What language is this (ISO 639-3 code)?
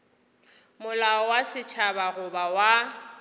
nso